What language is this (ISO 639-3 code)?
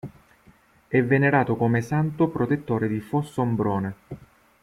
ita